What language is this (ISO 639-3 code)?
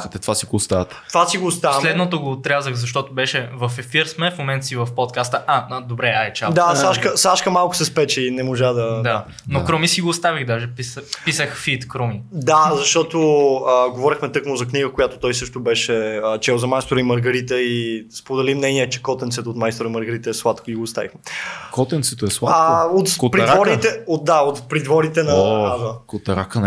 bul